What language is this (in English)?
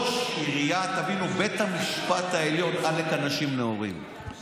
Hebrew